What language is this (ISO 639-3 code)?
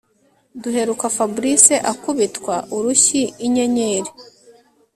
kin